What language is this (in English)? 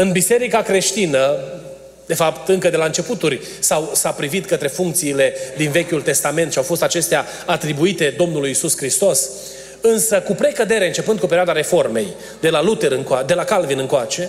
Romanian